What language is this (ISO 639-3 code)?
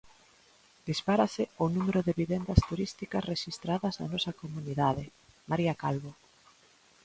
glg